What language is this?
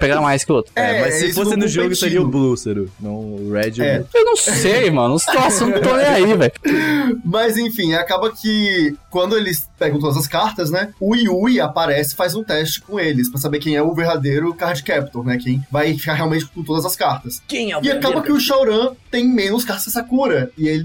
Portuguese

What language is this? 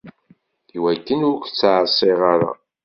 Kabyle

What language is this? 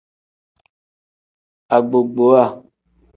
Tem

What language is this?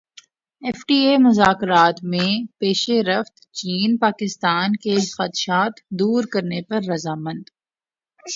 Urdu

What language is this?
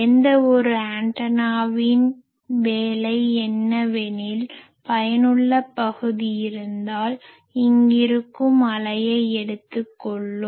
Tamil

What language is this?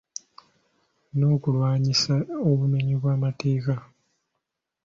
Ganda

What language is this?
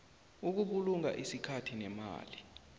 South Ndebele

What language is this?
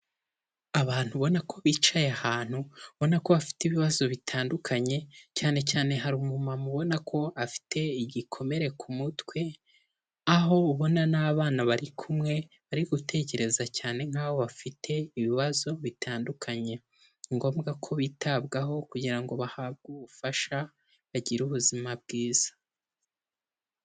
Kinyarwanda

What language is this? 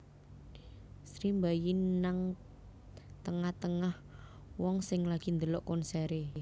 Javanese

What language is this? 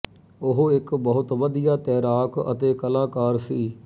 Punjabi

